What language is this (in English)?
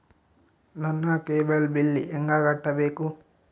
Kannada